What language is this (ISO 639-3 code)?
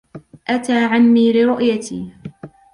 ara